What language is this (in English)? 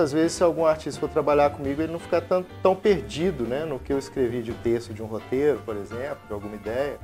Portuguese